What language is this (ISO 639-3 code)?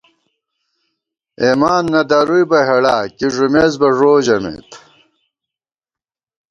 gwt